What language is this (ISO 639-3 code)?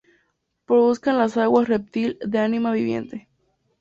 spa